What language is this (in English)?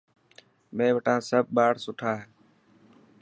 Dhatki